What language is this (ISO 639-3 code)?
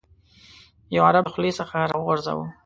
pus